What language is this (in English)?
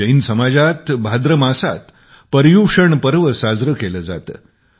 Marathi